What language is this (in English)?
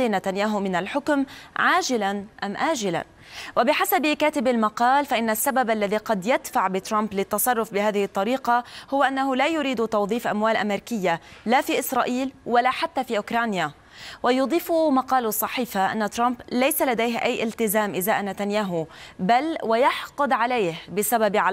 Arabic